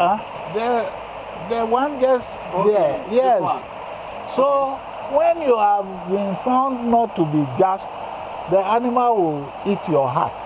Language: English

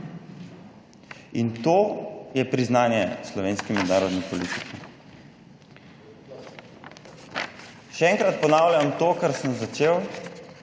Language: Slovenian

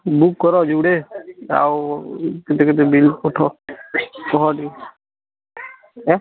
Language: Odia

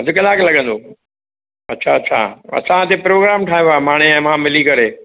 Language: Sindhi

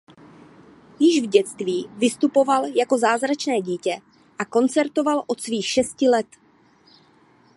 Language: Czech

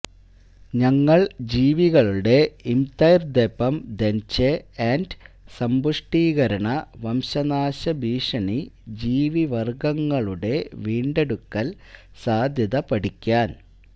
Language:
Malayalam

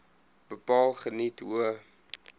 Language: Afrikaans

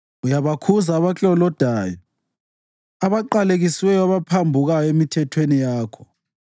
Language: North Ndebele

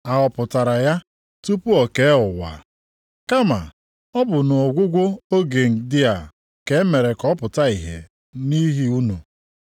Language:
Igbo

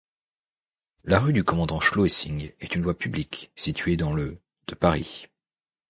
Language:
French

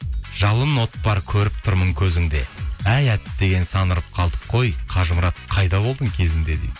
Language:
Kazakh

